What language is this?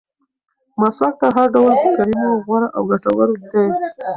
Pashto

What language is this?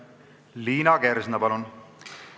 Estonian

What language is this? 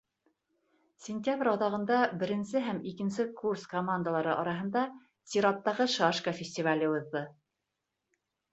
Bashkir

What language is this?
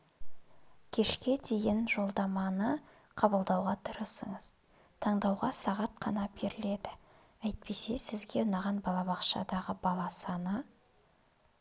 Kazakh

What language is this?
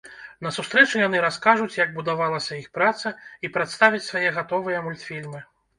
Belarusian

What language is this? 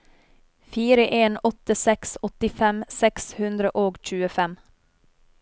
Norwegian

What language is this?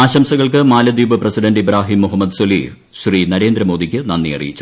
Malayalam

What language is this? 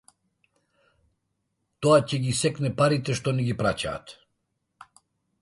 Macedonian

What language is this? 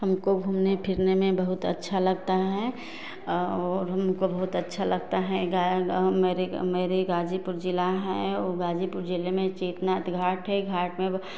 Hindi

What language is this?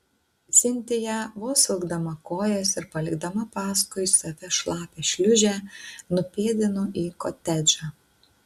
Lithuanian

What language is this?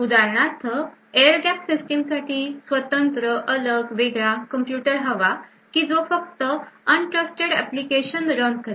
Marathi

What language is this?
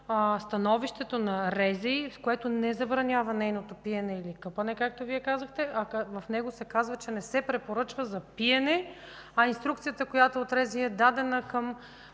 Bulgarian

